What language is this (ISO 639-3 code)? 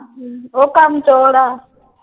pan